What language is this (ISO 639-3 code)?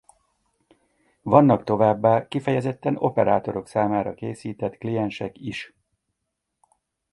hun